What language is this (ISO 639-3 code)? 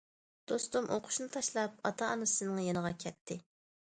uig